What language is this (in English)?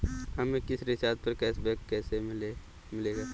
Hindi